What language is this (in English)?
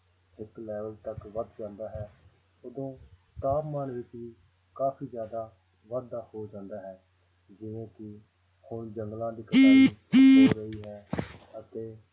Punjabi